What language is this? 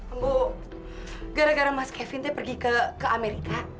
Indonesian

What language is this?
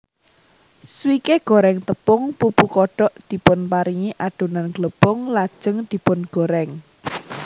Javanese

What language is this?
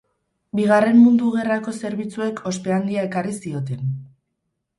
Basque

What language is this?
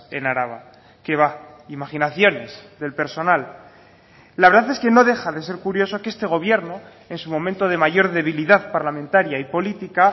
Spanish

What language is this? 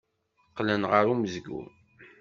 Kabyle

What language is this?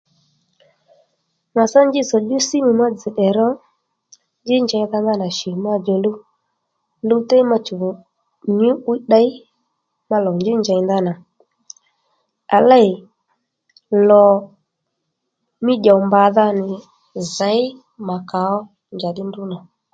Lendu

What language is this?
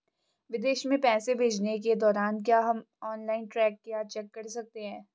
Hindi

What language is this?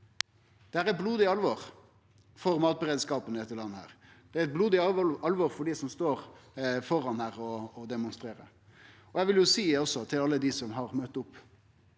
Norwegian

